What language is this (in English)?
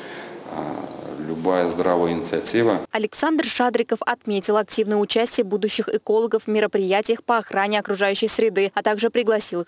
Russian